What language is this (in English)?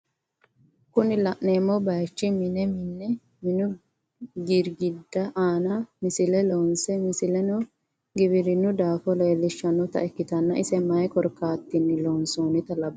Sidamo